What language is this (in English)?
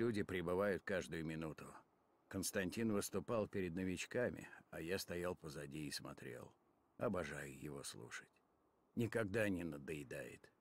Russian